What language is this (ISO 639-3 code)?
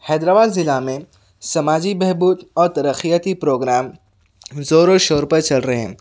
urd